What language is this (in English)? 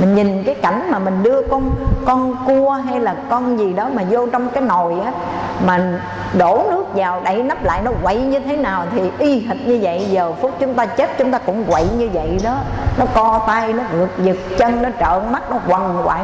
Vietnamese